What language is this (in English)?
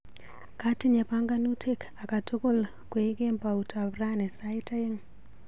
Kalenjin